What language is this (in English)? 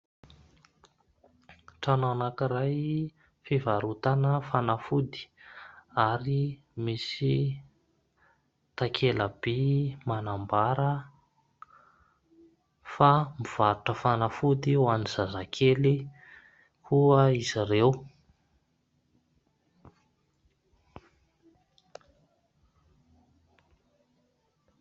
Malagasy